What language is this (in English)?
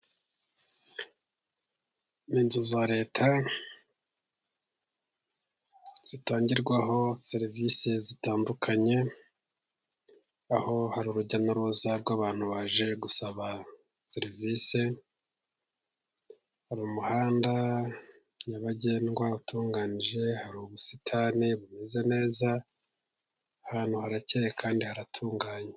Kinyarwanda